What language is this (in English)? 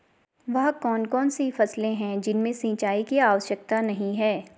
Hindi